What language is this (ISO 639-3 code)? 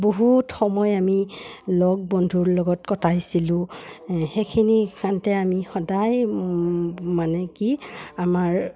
asm